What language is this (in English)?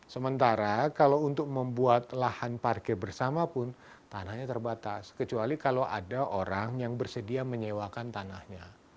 Indonesian